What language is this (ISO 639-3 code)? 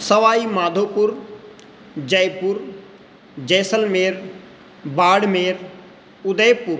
san